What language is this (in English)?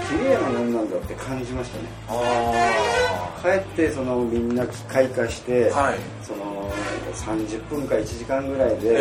Japanese